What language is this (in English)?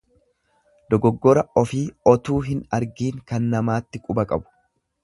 Oromo